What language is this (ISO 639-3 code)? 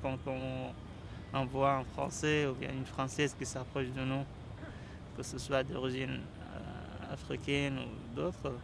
fra